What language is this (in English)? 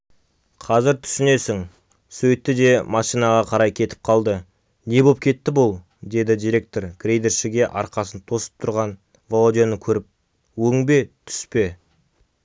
Kazakh